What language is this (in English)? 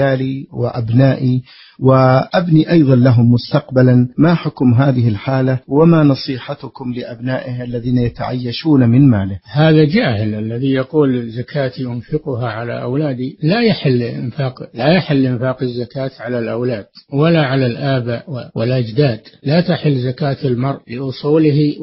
Arabic